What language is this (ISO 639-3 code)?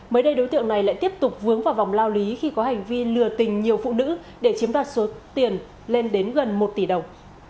vie